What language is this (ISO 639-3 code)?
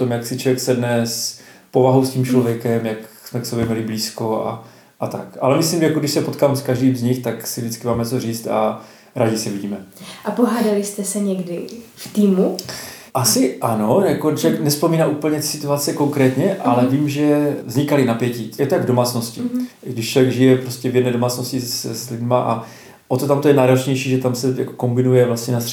ces